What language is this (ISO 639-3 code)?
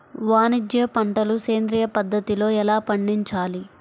tel